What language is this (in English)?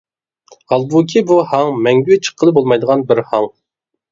Uyghur